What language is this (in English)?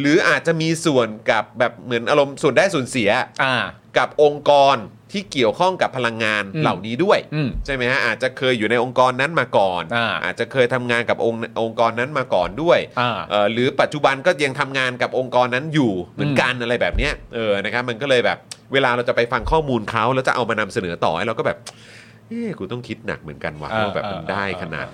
Thai